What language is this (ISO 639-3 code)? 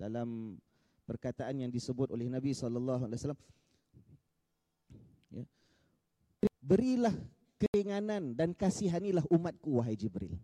msa